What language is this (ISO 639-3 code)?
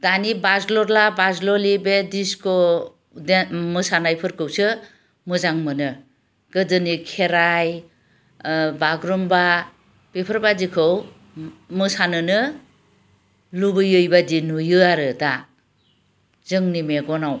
brx